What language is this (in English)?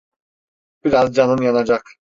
Turkish